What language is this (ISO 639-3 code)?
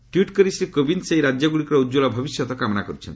ori